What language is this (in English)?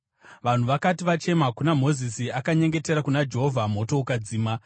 Shona